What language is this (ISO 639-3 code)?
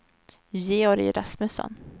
swe